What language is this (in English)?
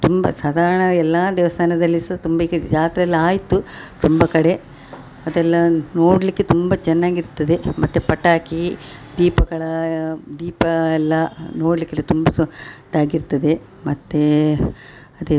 Kannada